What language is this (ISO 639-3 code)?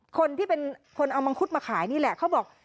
tha